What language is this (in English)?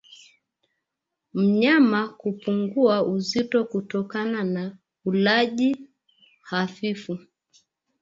Swahili